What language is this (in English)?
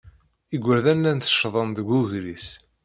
Kabyle